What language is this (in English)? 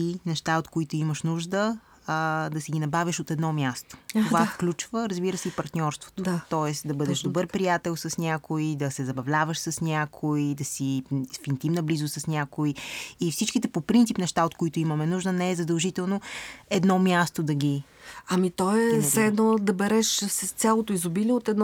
Bulgarian